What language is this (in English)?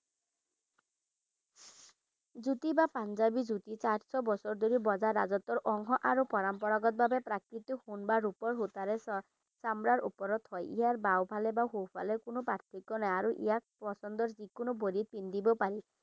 Assamese